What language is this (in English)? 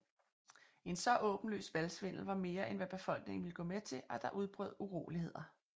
Danish